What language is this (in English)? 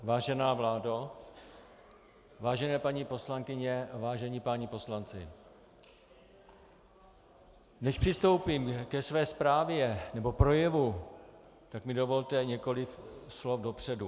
Czech